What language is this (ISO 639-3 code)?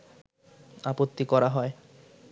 ben